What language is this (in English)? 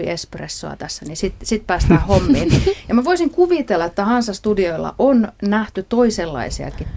Finnish